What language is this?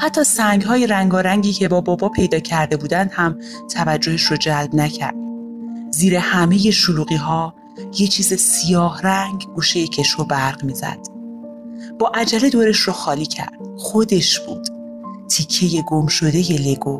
Persian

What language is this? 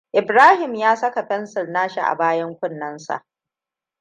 Hausa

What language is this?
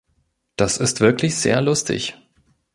German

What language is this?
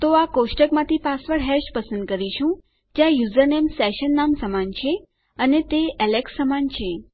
Gujarati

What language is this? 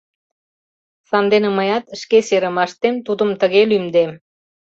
Mari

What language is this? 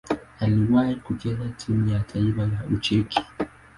Swahili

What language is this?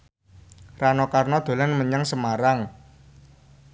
Javanese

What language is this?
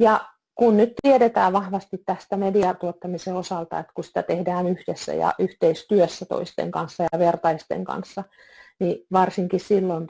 Finnish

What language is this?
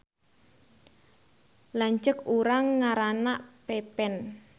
Sundanese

